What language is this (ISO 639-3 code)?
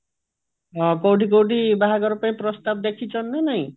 ori